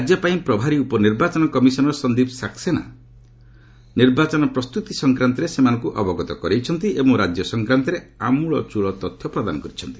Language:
Odia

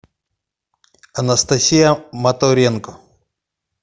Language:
Russian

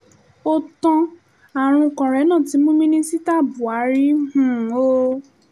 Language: Yoruba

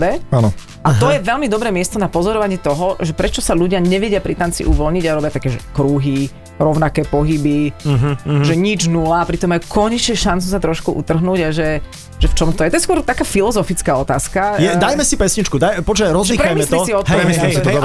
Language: Slovak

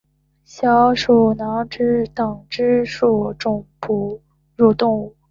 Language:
Chinese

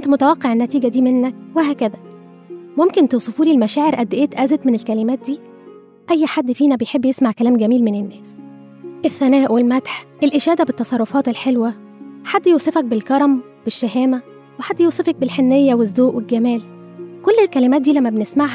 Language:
Arabic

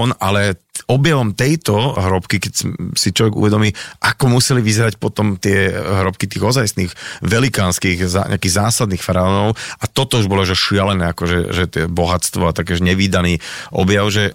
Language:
Slovak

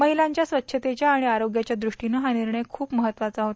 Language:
Marathi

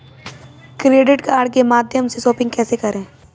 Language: Hindi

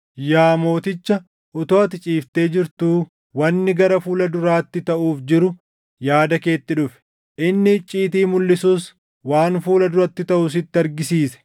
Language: Oromo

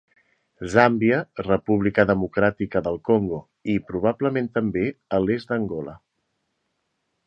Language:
Catalan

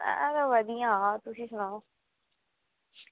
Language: Dogri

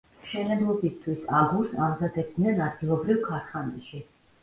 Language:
Georgian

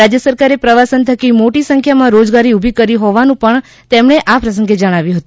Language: Gujarati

